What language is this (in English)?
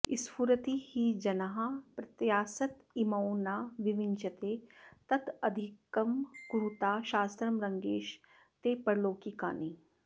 Sanskrit